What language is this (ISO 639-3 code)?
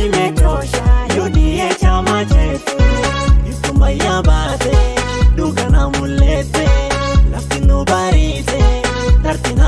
ind